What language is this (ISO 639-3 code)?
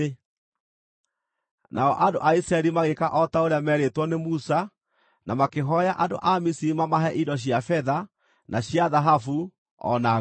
kik